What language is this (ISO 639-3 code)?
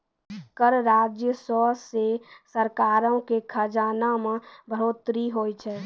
mai